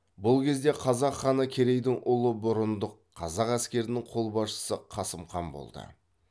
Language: Kazakh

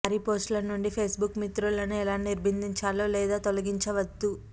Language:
Telugu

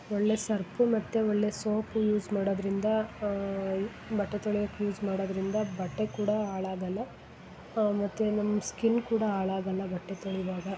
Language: Kannada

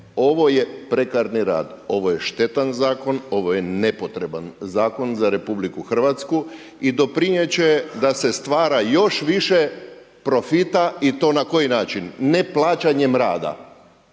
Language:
Croatian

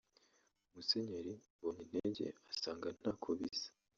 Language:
Kinyarwanda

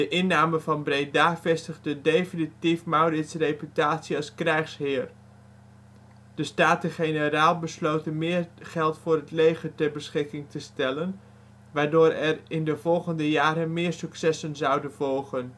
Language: Dutch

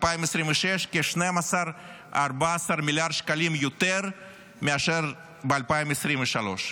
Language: Hebrew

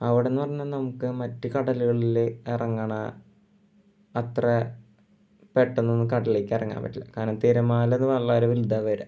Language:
Malayalam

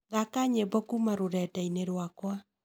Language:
Kikuyu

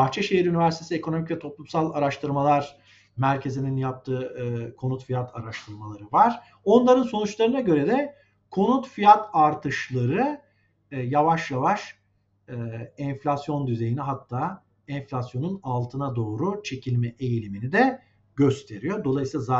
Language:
Turkish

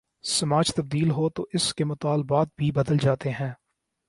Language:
Urdu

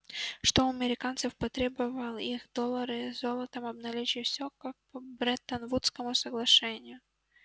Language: Russian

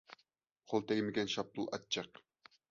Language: Uyghur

